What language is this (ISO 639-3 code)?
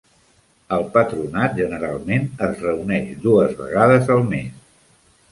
cat